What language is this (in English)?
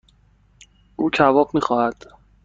Persian